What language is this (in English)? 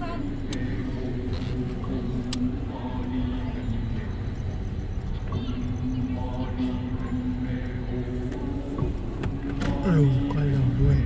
Vietnamese